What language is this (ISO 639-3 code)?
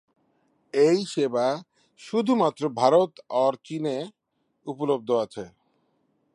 ben